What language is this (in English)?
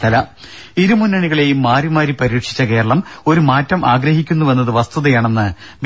Malayalam